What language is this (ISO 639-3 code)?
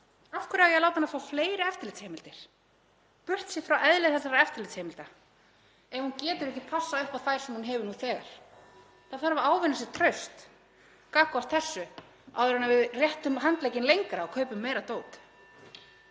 isl